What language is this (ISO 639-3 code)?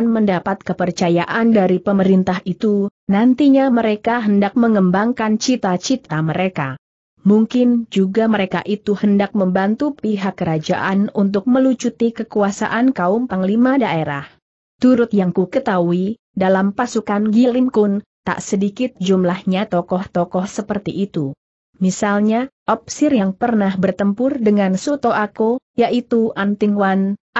ind